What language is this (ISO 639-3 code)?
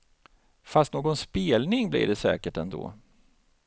swe